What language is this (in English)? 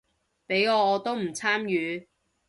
Cantonese